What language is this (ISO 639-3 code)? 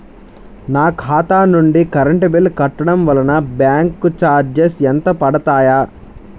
tel